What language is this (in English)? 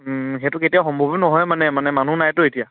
Assamese